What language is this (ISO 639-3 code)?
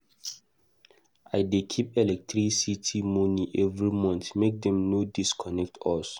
pcm